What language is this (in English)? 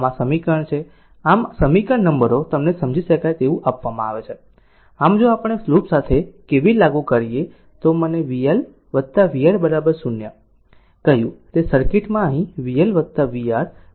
Gujarati